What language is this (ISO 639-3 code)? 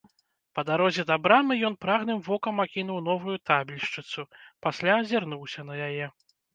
bel